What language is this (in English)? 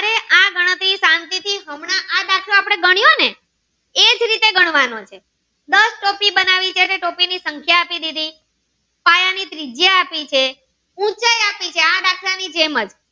Gujarati